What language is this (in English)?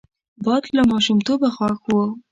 Pashto